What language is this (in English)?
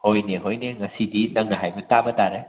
Manipuri